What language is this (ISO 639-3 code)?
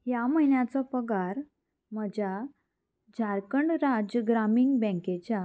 kok